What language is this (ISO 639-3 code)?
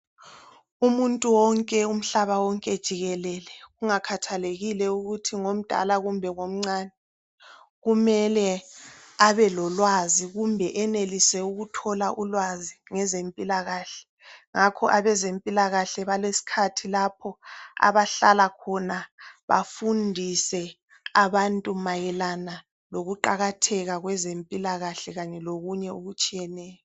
nde